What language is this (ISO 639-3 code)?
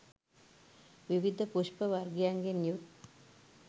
sin